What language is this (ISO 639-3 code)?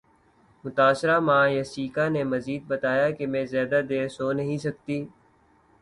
urd